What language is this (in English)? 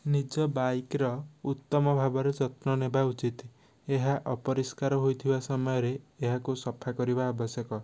Odia